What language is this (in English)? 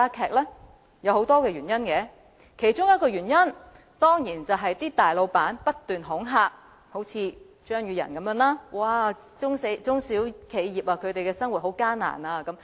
Cantonese